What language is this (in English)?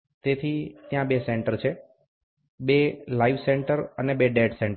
Gujarati